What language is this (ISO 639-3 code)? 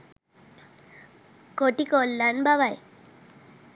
sin